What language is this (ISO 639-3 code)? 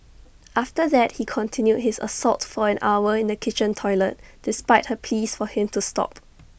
eng